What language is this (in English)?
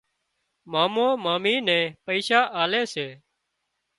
Wadiyara Koli